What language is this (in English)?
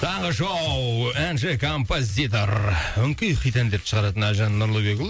Kazakh